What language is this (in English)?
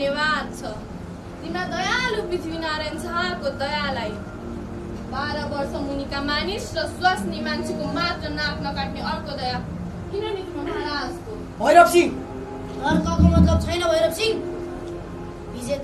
Romanian